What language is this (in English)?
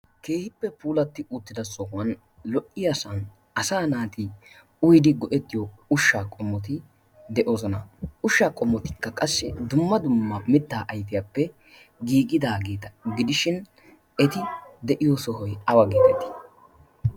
Wolaytta